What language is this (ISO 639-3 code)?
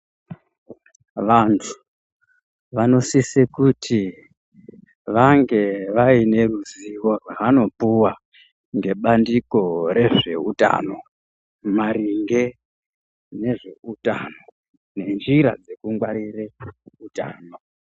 ndc